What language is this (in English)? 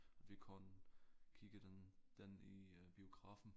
Danish